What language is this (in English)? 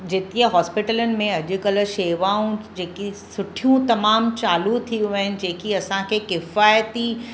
Sindhi